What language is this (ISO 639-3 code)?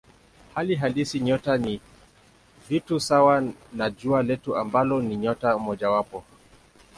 swa